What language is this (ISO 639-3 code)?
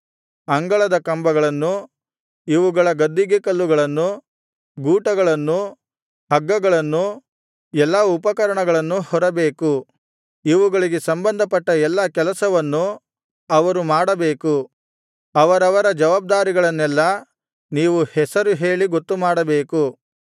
kan